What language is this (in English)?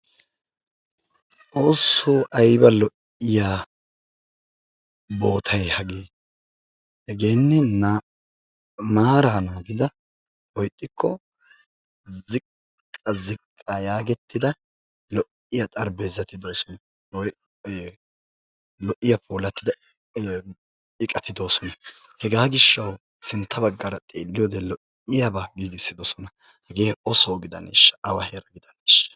Wolaytta